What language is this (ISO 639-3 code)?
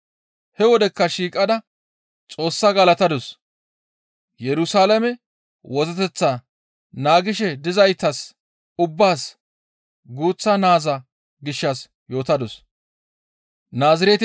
gmv